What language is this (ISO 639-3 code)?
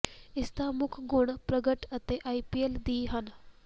pan